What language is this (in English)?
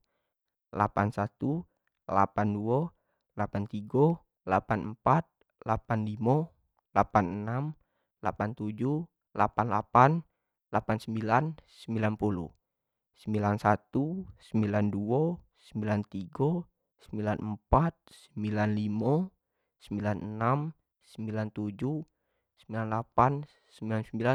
Jambi Malay